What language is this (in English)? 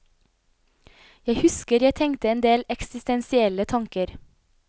Norwegian